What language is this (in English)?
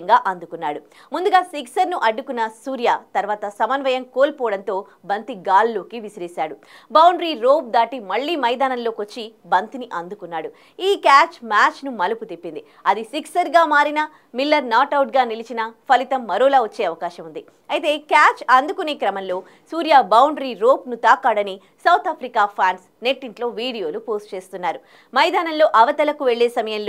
Telugu